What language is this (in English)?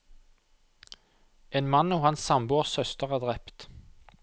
Norwegian